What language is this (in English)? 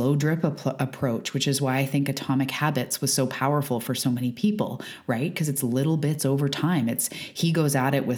English